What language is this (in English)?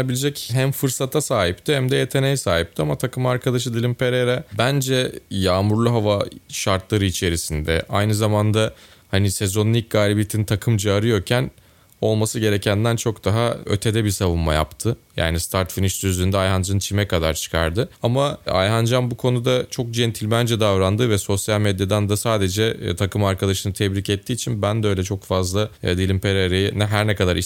Turkish